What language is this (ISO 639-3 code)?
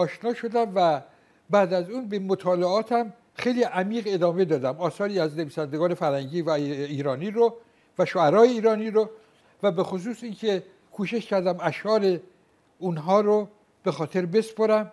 fas